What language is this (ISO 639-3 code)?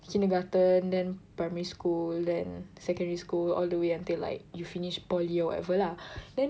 eng